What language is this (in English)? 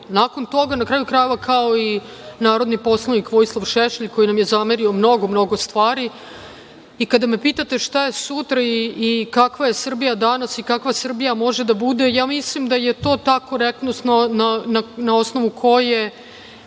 Serbian